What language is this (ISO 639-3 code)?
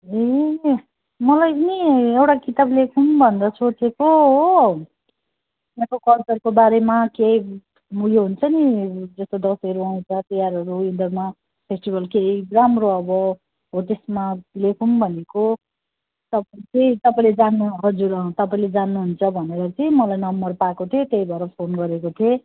nep